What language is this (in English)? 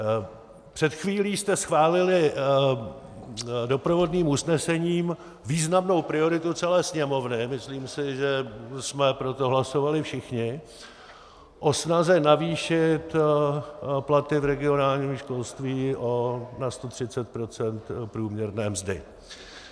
Czech